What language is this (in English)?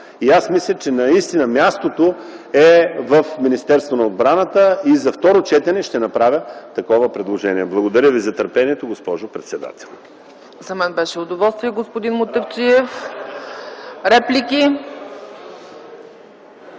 Bulgarian